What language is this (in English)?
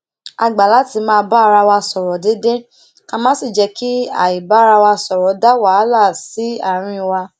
Yoruba